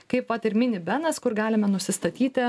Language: Lithuanian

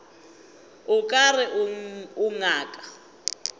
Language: Northern Sotho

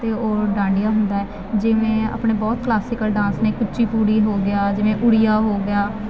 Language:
Punjabi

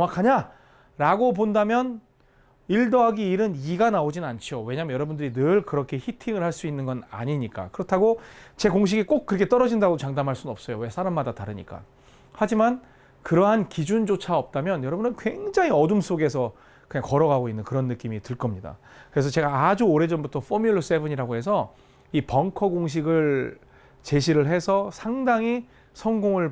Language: Korean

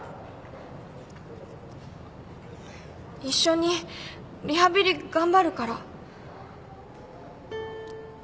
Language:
Japanese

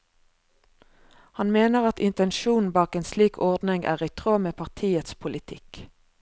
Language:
Norwegian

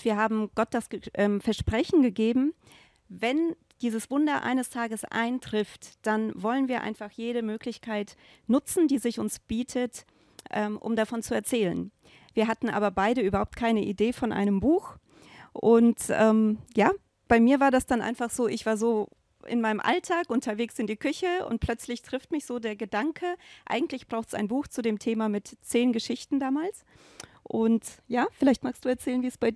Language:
German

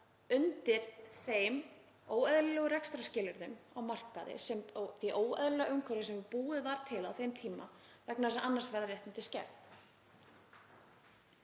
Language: Icelandic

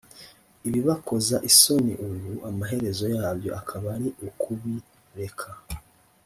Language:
Kinyarwanda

